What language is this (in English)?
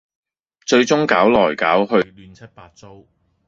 Cantonese